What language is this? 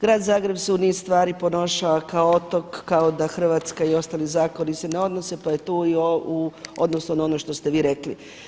Croatian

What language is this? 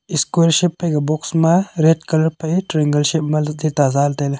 Wancho Naga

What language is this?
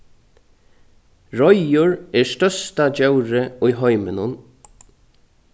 Faroese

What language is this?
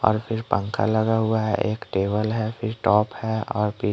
Hindi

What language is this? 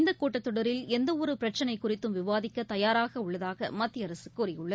Tamil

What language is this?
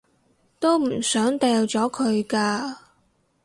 Cantonese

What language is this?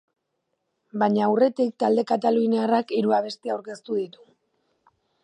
Basque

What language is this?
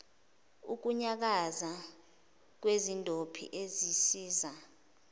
Zulu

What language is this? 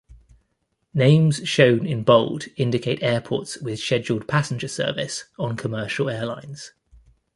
English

